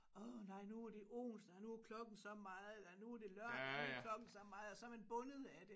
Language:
Danish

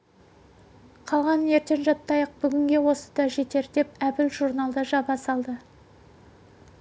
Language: Kazakh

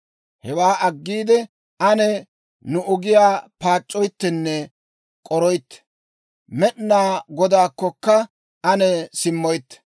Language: Dawro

